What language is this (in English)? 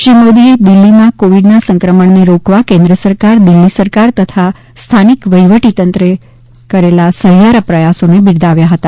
Gujarati